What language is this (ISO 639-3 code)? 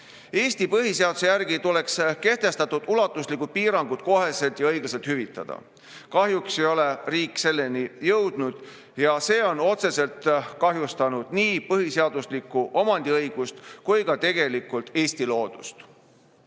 est